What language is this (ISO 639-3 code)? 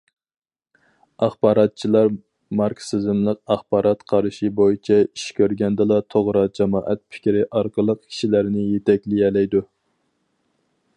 uig